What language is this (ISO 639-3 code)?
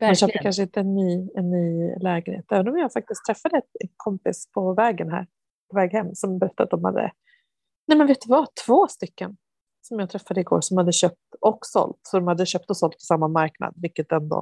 swe